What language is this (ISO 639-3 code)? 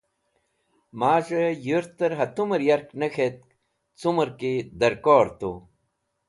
wbl